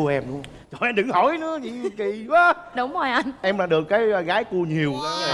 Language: Vietnamese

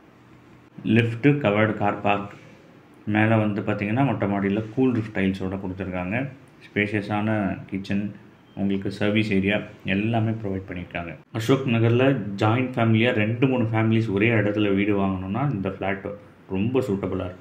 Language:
Tamil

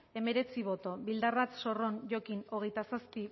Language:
Basque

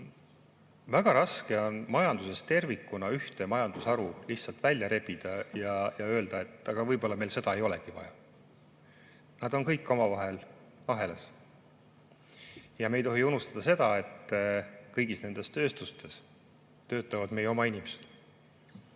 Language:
Estonian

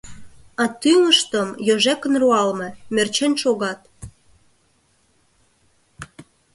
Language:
Mari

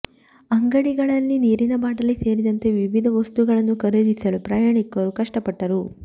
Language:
Kannada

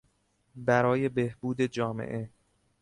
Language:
Persian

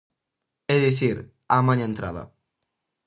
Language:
Galician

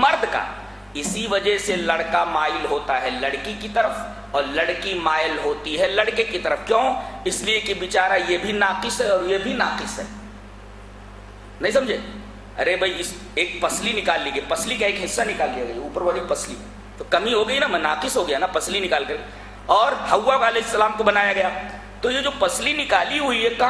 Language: Italian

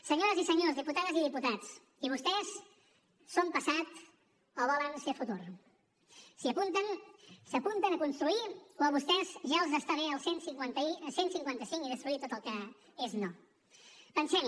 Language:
Catalan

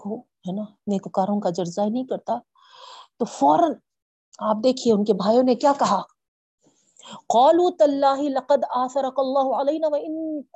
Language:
Urdu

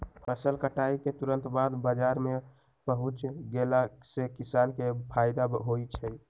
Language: Magahi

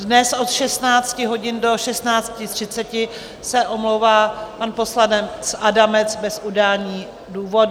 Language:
Czech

